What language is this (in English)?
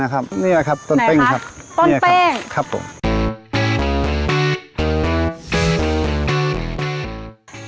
Thai